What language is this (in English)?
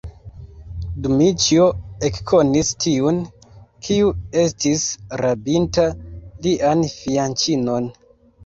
Esperanto